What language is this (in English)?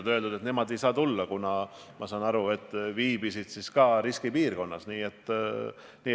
Estonian